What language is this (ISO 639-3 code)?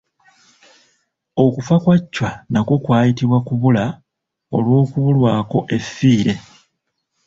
lug